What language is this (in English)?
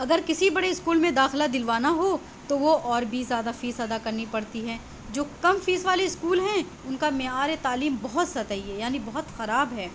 Urdu